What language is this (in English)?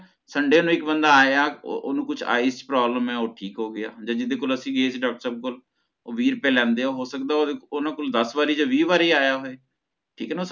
Punjabi